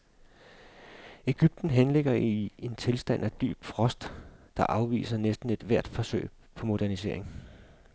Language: Danish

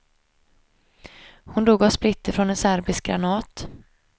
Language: Swedish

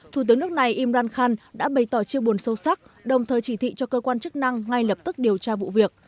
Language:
Vietnamese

